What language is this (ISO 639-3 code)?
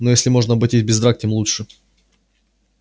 rus